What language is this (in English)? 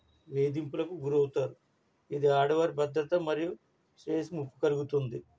Telugu